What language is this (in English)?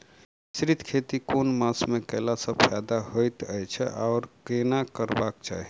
Maithili